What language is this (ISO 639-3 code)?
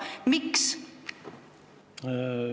est